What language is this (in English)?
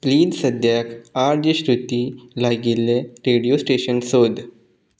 Konkani